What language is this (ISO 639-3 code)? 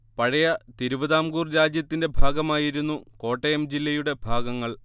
mal